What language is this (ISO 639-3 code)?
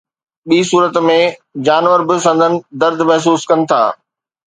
snd